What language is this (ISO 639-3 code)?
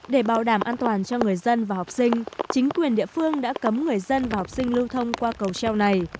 vie